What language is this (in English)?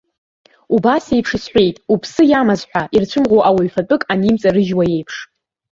Abkhazian